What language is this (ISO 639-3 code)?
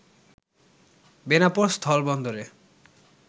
ben